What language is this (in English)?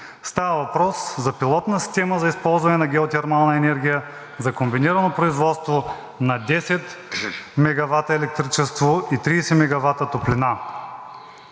Bulgarian